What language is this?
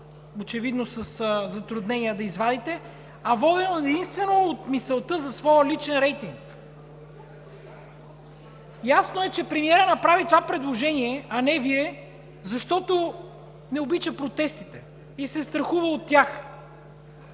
Bulgarian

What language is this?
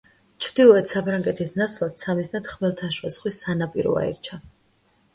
Georgian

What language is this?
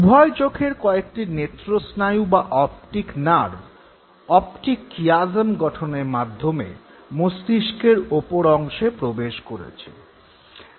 Bangla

